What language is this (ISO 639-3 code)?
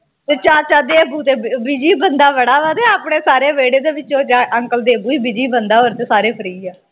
pan